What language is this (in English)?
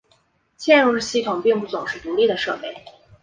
Chinese